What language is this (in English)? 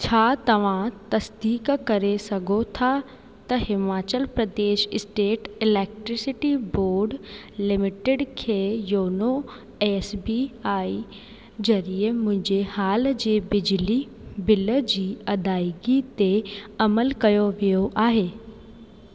Sindhi